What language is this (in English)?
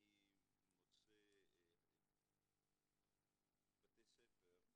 Hebrew